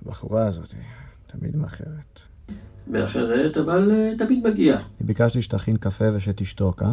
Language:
Hebrew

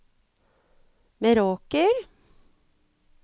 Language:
Norwegian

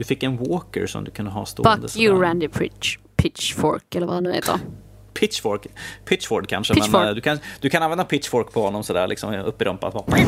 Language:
Swedish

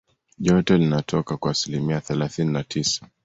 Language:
Swahili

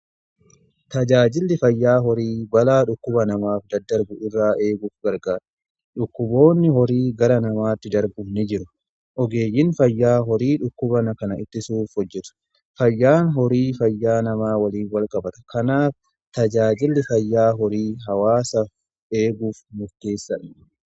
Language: Oromo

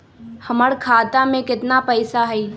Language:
Magahi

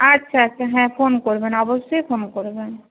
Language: Bangla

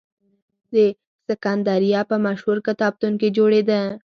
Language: Pashto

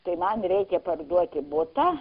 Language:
Lithuanian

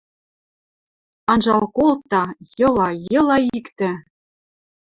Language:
Western Mari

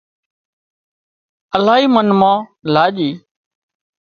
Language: Wadiyara Koli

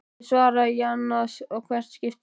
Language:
Icelandic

